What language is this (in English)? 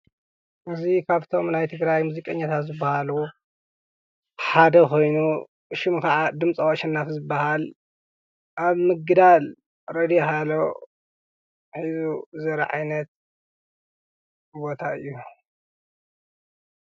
Tigrinya